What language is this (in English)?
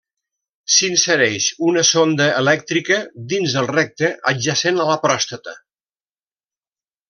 Catalan